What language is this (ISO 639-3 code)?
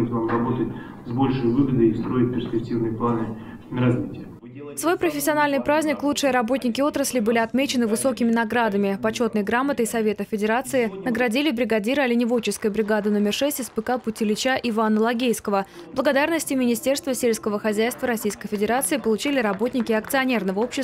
rus